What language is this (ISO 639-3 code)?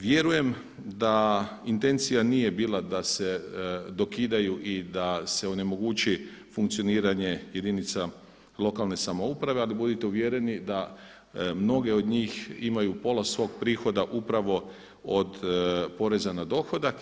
hrv